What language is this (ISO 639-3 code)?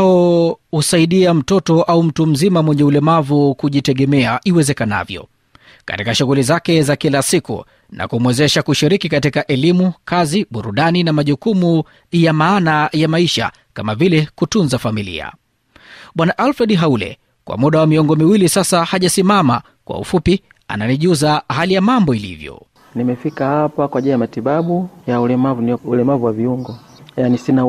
swa